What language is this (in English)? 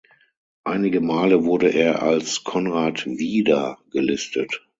German